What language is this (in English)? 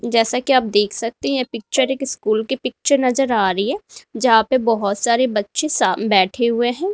Hindi